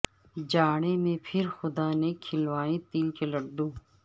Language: Urdu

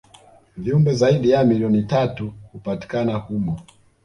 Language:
Swahili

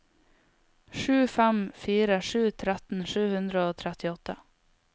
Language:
Norwegian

